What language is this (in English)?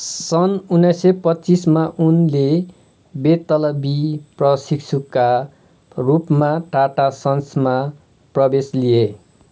Nepali